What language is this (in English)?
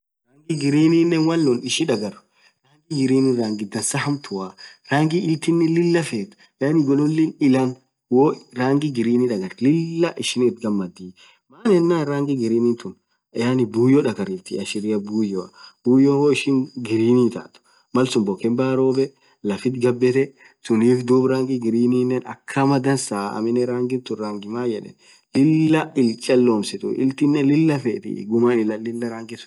Orma